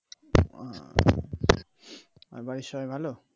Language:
Bangla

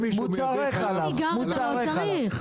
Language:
Hebrew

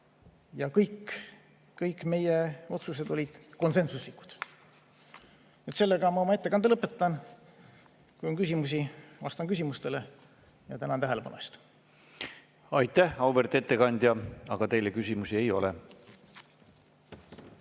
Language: Estonian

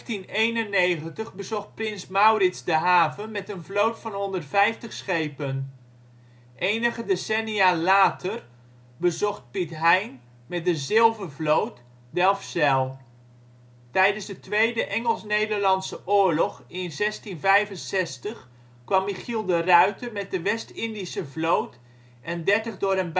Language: Dutch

